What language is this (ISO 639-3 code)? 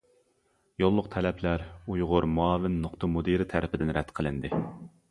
uig